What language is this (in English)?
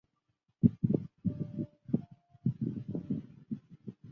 Chinese